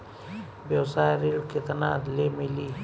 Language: Bhojpuri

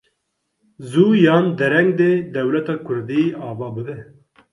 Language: Kurdish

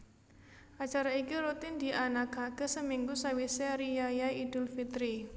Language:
Javanese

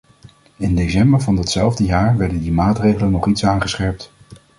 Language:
Dutch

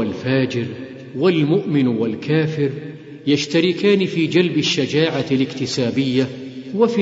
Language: Arabic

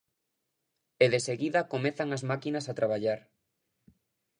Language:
Galician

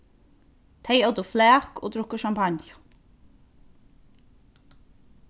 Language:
Faroese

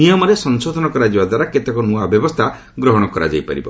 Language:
Odia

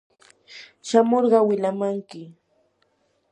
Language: Yanahuanca Pasco Quechua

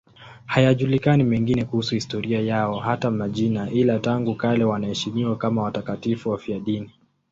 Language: Swahili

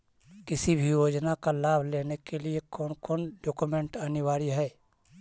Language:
Magahi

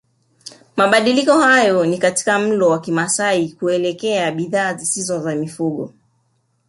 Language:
Swahili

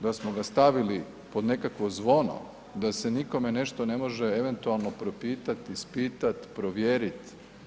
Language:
Croatian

